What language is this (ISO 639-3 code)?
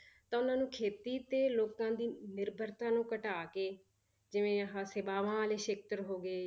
pan